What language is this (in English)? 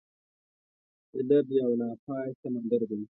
Pashto